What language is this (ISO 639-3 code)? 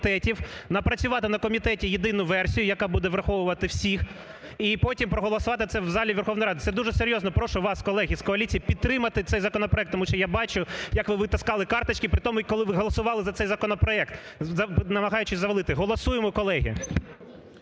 ukr